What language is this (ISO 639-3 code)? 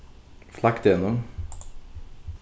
fao